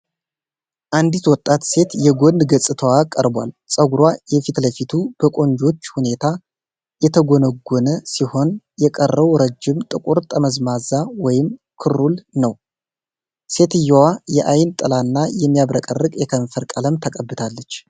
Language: Amharic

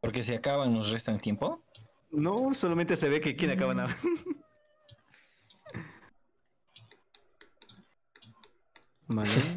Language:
Spanish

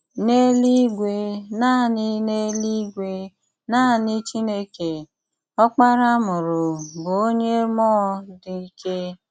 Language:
Igbo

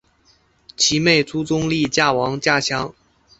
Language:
Chinese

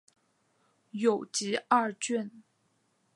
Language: Chinese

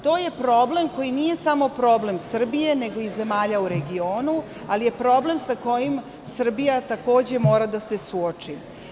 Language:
Serbian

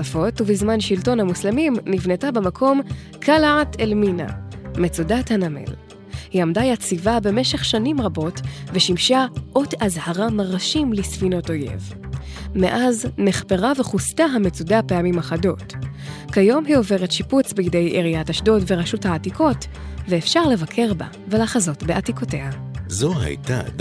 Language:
Hebrew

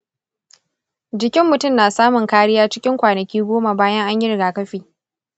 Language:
Hausa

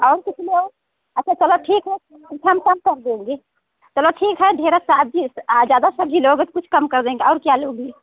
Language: Hindi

